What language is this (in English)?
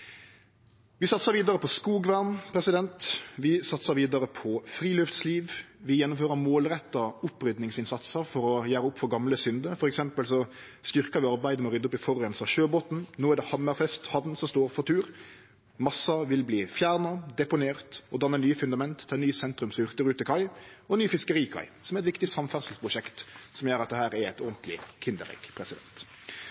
Norwegian Nynorsk